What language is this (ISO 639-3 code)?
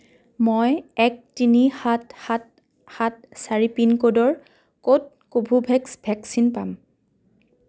asm